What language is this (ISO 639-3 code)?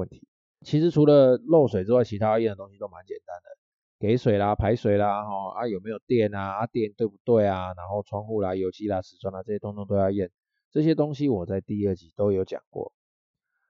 zho